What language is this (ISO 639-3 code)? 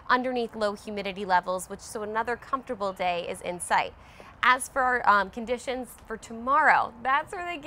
eng